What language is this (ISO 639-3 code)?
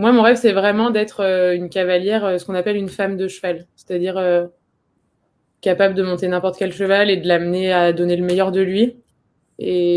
fra